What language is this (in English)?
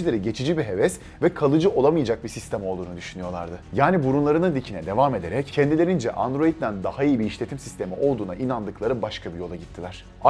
Turkish